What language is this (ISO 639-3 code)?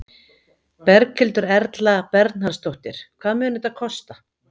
isl